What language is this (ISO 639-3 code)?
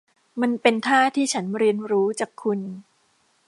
tha